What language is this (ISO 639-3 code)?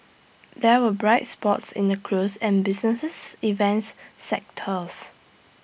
eng